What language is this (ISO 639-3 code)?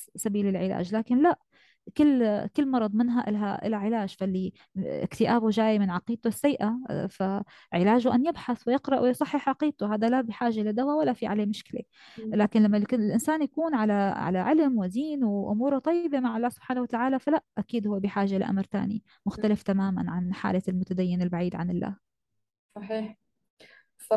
ara